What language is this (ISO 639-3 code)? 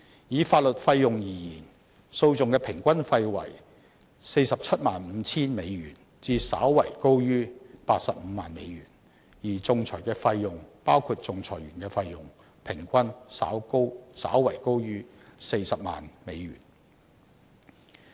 yue